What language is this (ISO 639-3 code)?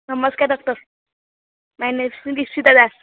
ori